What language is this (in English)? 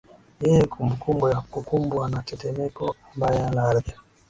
Swahili